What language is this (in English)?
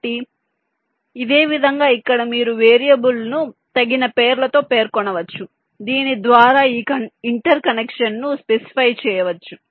Telugu